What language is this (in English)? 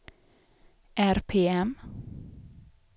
Swedish